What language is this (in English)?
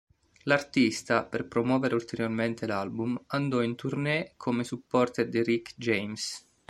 Italian